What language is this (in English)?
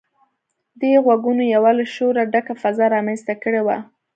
Pashto